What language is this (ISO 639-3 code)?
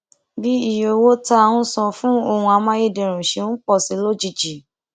yor